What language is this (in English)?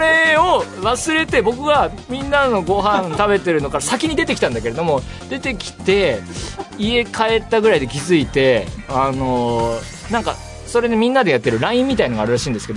Japanese